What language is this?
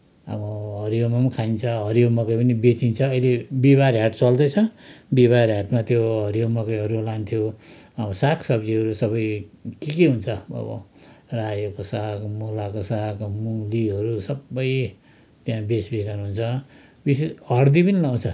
Nepali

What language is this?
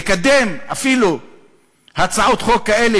Hebrew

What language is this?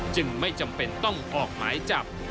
Thai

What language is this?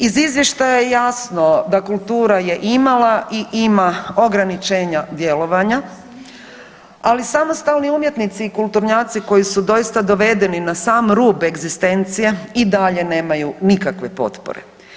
Croatian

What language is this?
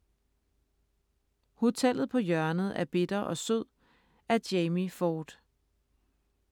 Danish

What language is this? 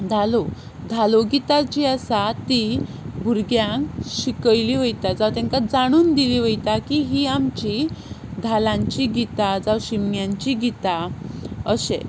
Konkani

